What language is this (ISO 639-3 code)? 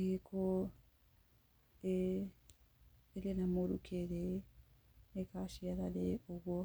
kik